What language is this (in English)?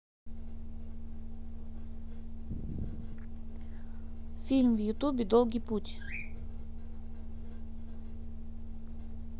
Russian